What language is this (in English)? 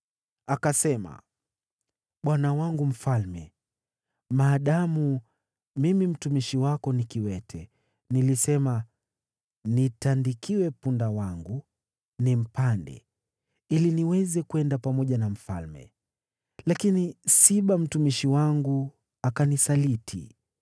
Swahili